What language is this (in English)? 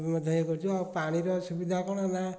Odia